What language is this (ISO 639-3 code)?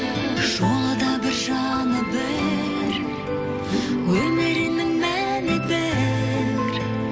kaz